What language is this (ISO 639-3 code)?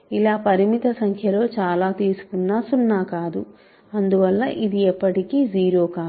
tel